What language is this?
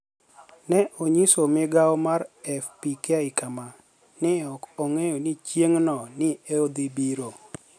Luo (Kenya and Tanzania)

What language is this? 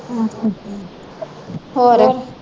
Punjabi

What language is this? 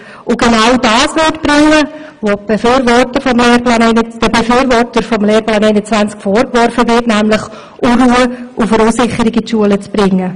Swiss German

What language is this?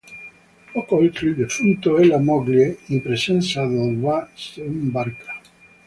Italian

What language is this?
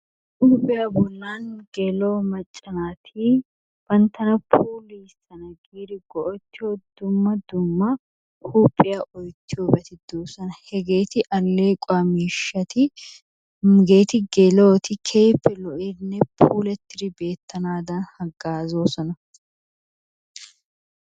Wolaytta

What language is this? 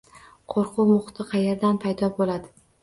Uzbek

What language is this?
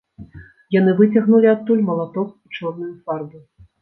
Belarusian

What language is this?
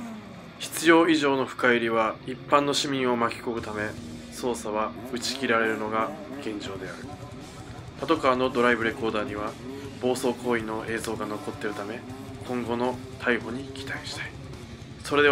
Japanese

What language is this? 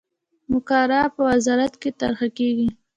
Pashto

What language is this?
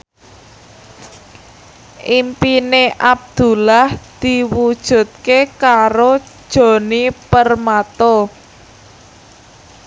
Javanese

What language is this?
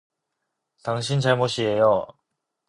Korean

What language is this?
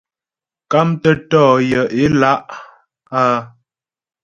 Ghomala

